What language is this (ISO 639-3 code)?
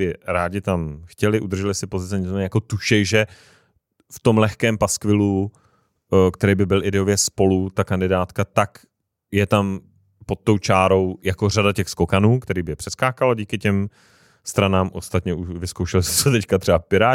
ces